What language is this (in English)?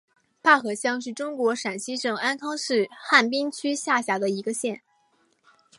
Chinese